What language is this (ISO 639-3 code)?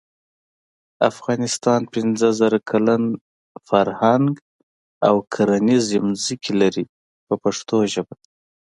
pus